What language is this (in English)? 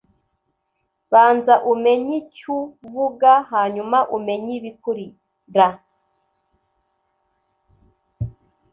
Kinyarwanda